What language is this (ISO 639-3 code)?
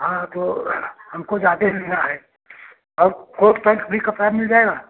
hin